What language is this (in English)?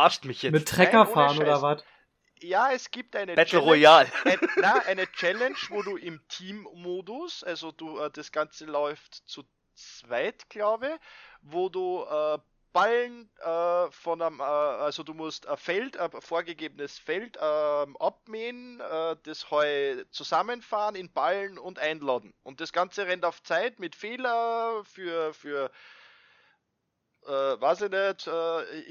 German